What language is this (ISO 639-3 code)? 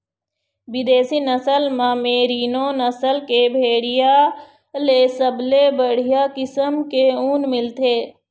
hne